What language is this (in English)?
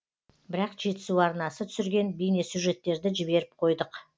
Kazakh